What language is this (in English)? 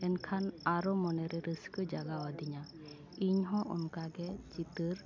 Santali